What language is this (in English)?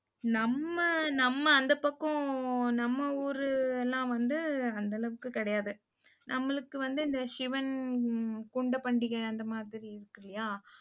Tamil